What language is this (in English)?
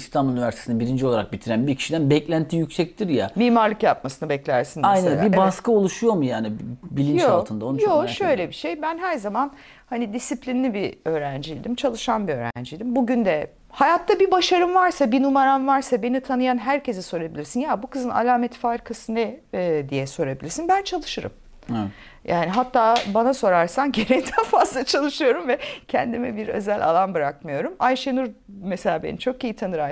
Turkish